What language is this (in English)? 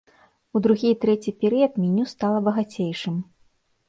Belarusian